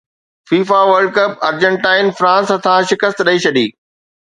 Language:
Sindhi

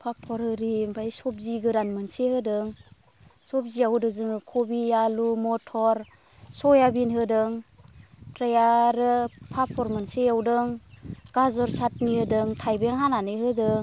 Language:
Bodo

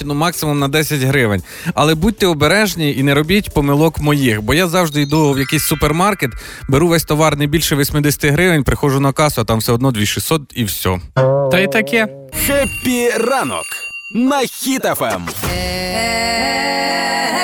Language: Ukrainian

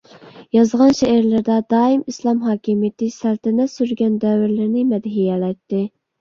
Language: Uyghur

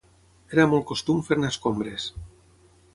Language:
Catalan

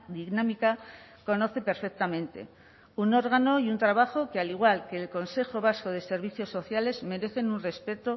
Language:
Spanish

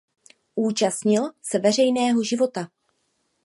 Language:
Czech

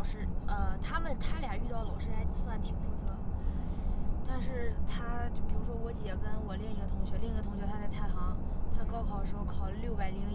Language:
Chinese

